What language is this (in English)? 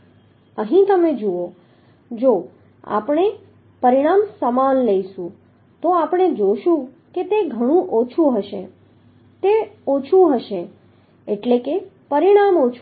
Gujarati